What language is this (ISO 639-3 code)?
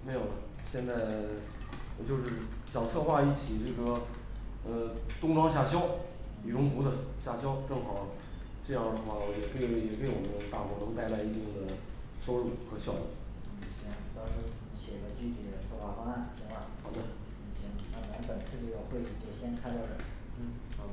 zho